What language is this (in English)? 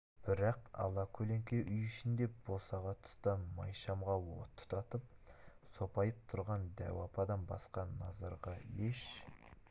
Kazakh